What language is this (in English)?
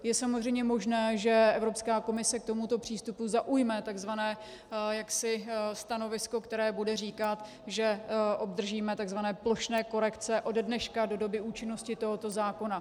Czech